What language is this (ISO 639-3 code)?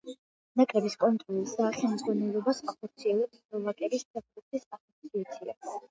kat